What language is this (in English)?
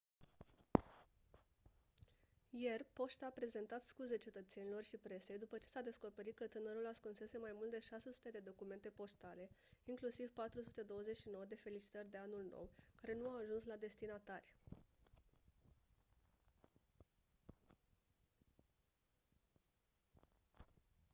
Romanian